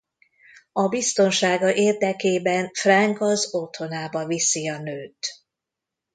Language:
Hungarian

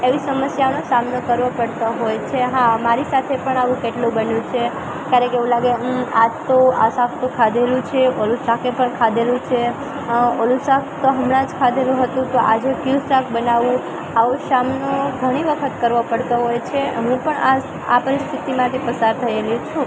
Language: Gujarati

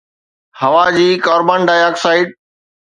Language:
Sindhi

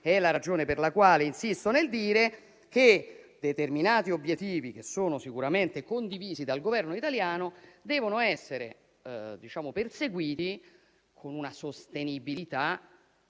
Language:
Italian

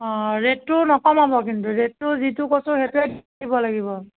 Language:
Assamese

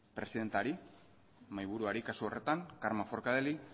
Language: Basque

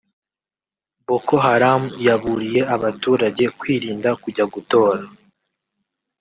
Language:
Kinyarwanda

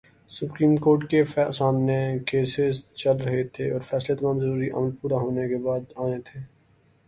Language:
Urdu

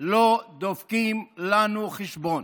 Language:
Hebrew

